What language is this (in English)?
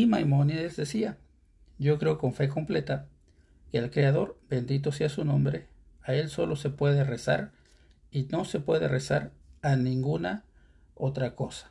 Spanish